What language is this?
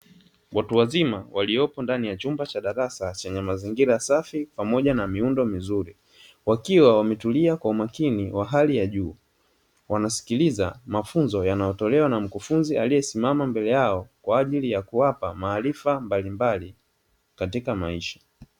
Swahili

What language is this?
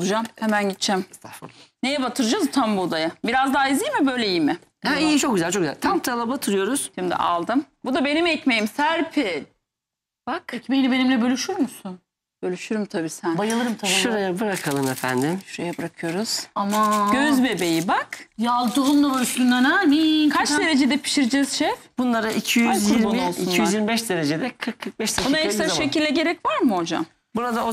Turkish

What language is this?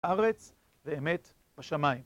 Hebrew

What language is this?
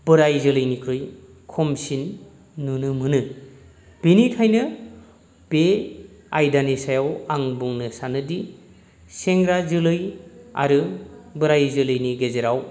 Bodo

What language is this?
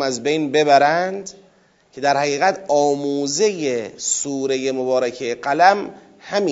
Persian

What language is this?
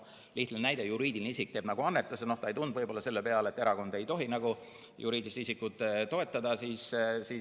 Estonian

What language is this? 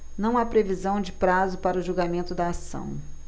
Portuguese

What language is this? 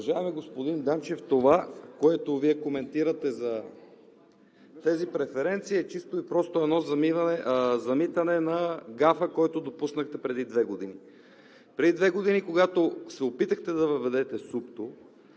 Bulgarian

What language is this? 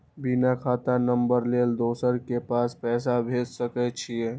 Maithili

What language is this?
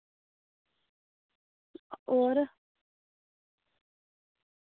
Dogri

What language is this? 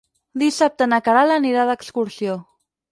Catalan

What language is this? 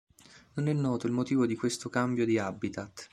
Italian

